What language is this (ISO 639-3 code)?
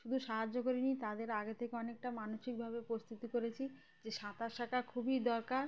ben